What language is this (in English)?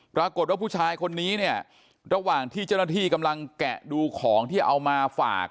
Thai